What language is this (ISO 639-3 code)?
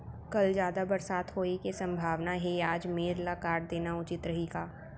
hne